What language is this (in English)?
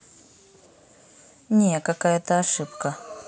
Russian